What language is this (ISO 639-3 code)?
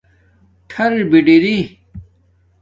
dmk